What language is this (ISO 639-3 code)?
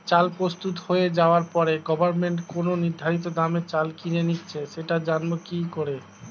ben